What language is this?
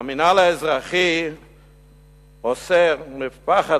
Hebrew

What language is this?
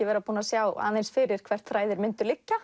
Icelandic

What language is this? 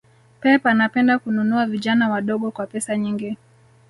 Swahili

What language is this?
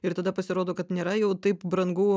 Lithuanian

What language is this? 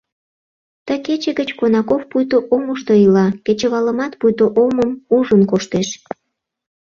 Mari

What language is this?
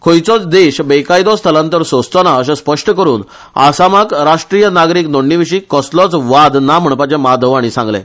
Konkani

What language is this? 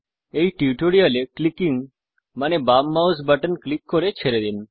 Bangla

